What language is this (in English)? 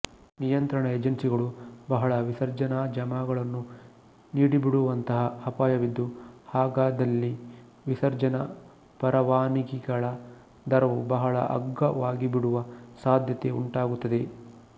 Kannada